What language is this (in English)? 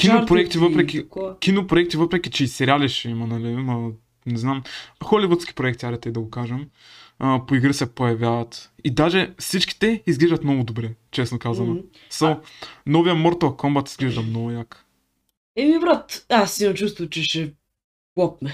Bulgarian